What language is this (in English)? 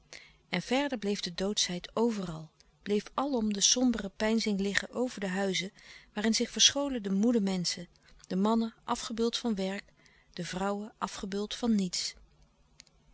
Dutch